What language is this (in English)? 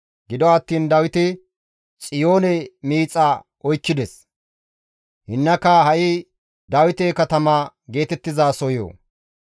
Gamo